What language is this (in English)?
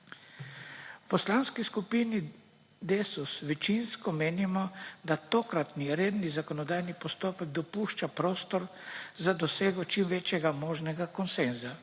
Slovenian